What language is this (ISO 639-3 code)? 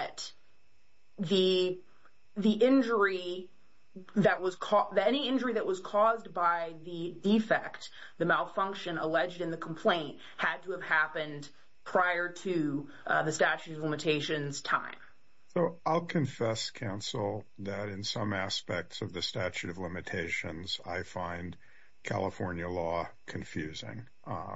eng